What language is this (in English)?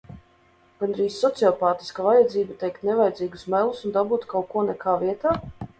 Latvian